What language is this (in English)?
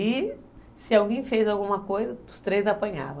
Portuguese